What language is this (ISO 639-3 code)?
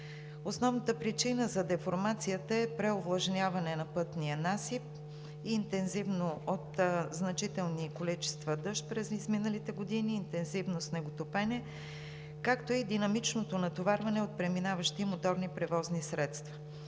bul